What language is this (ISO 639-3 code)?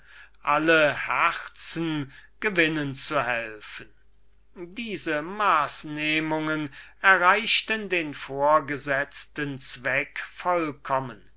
deu